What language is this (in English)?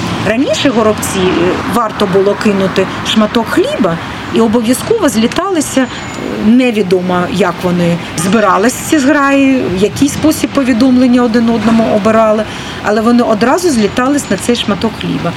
Ukrainian